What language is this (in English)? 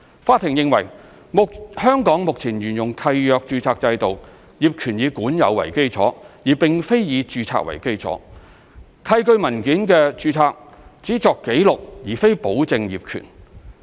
Cantonese